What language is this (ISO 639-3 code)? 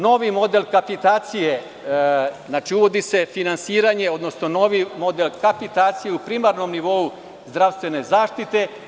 srp